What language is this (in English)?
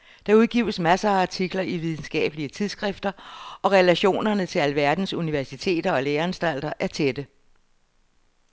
Danish